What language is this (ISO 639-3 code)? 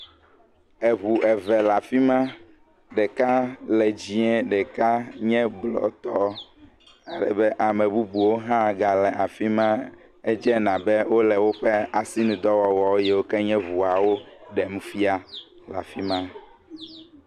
ewe